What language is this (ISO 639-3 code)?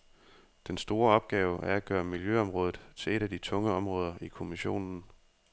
dan